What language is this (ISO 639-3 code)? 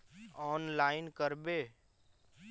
mag